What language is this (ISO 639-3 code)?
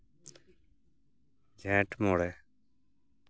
sat